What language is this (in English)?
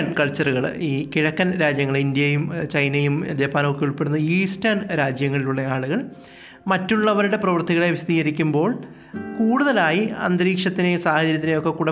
Malayalam